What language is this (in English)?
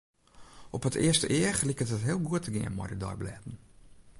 Western Frisian